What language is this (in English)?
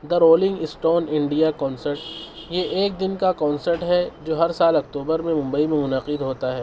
Urdu